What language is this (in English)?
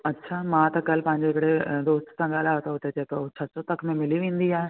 Sindhi